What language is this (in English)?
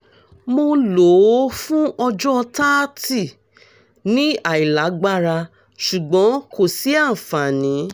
Yoruba